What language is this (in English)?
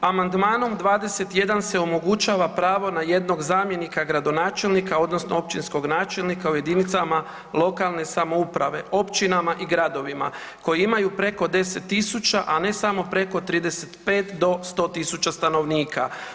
Croatian